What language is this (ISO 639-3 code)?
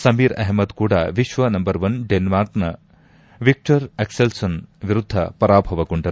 kan